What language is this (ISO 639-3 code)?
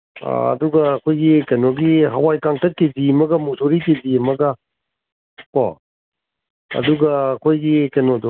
mni